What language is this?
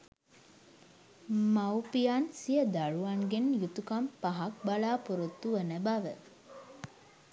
Sinhala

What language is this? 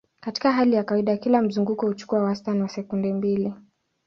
Swahili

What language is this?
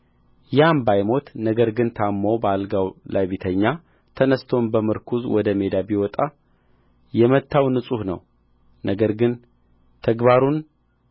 Amharic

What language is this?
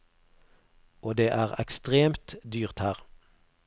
Norwegian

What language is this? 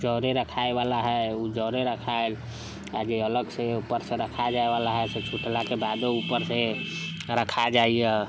Maithili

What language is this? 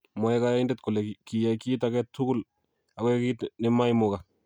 Kalenjin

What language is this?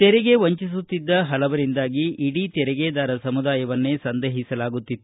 Kannada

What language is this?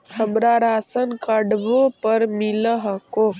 Magahi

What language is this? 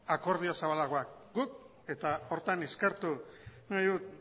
Basque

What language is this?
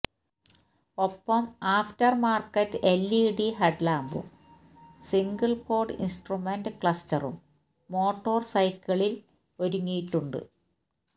Malayalam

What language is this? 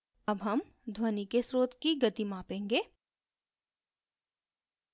Hindi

